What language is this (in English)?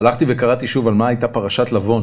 Hebrew